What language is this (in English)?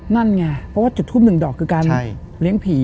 Thai